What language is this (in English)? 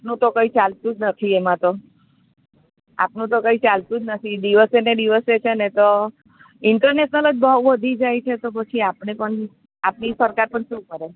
Gujarati